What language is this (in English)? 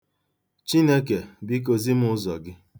Igbo